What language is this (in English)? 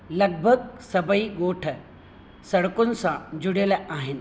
Sindhi